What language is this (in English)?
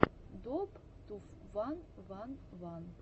Russian